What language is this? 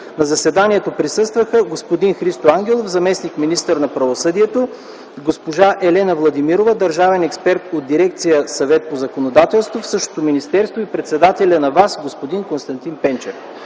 Bulgarian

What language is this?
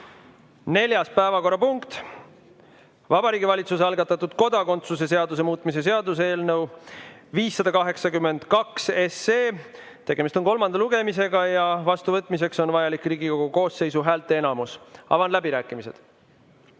Estonian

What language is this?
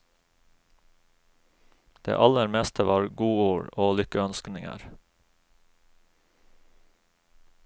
Norwegian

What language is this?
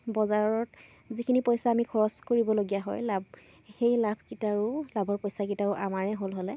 Assamese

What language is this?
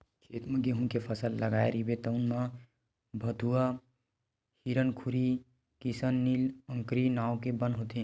Chhattisgarhi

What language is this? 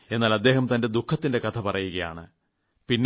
Malayalam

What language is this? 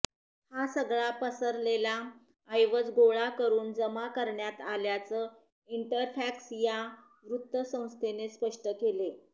Marathi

